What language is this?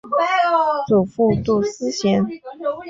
Chinese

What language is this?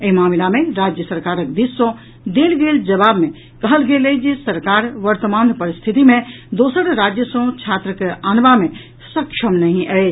Maithili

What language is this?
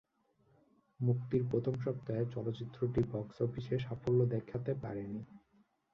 Bangla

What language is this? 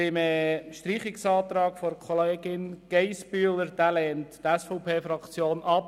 Swiss German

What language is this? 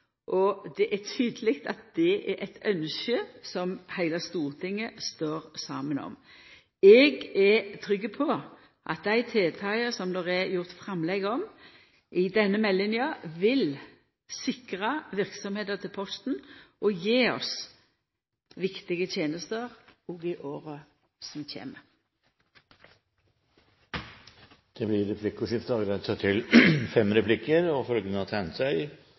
Norwegian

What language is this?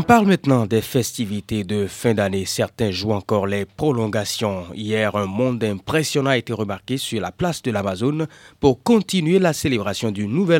French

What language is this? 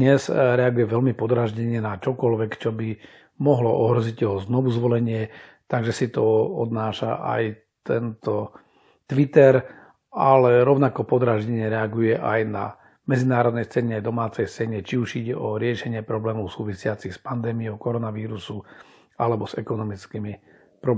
Slovak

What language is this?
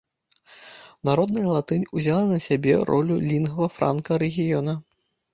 Belarusian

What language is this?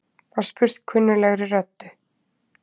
Icelandic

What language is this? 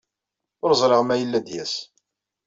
Kabyle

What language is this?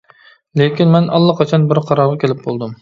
Uyghur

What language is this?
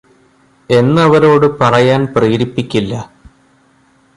Malayalam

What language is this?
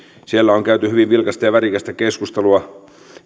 Finnish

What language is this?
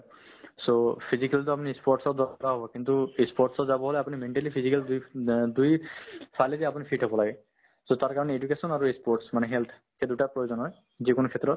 Assamese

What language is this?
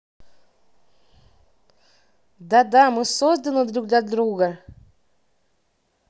Russian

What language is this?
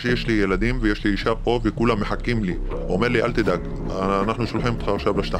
Hebrew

